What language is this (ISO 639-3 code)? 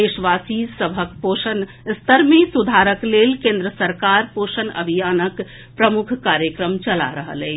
mai